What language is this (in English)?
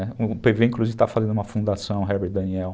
Portuguese